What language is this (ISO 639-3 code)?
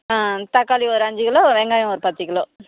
tam